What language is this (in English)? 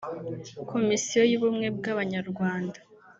Kinyarwanda